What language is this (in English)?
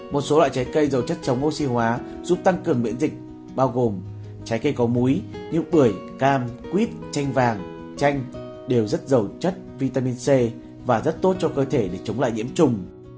Vietnamese